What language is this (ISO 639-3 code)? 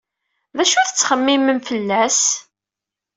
kab